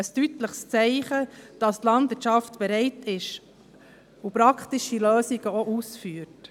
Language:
Swiss German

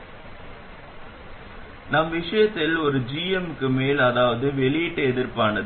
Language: Tamil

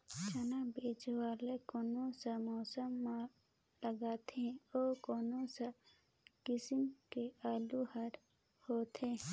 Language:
Chhattisgarhi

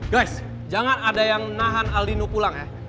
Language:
Indonesian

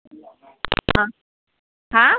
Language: Assamese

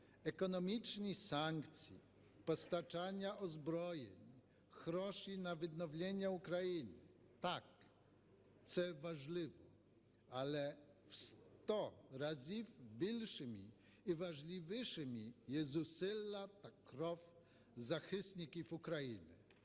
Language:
Ukrainian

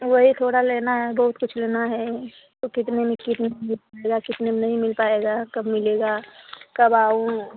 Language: Hindi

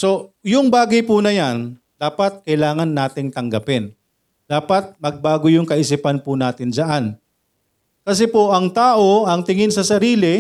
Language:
Filipino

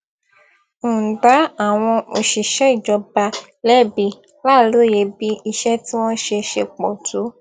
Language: Yoruba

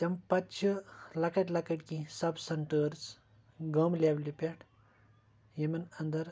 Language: Kashmiri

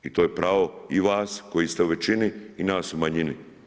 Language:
Croatian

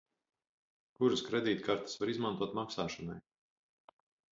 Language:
Latvian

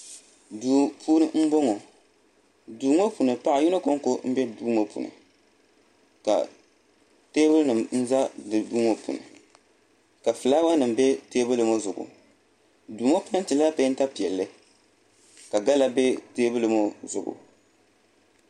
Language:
Dagbani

